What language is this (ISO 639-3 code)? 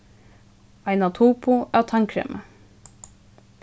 fao